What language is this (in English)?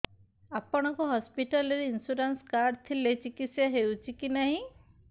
Odia